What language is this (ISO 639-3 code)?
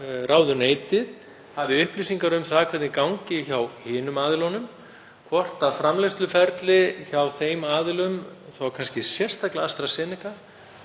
isl